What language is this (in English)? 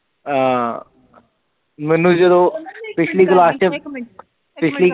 Punjabi